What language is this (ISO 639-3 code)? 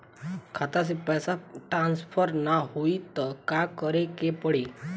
bho